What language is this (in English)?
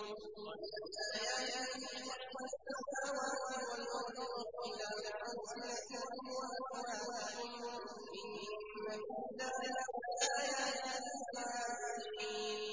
Arabic